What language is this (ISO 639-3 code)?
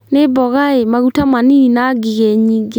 kik